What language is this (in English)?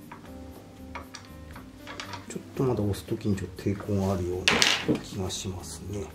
Japanese